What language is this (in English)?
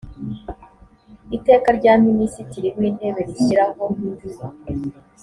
Kinyarwanda